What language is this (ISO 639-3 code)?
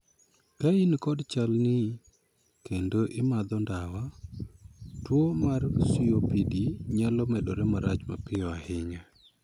luo